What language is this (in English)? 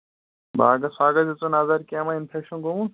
Kashmiri